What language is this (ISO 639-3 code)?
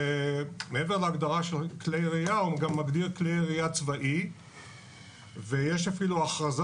heb